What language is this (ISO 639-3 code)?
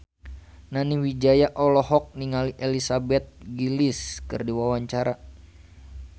sun